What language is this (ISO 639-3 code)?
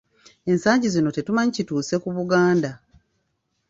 lug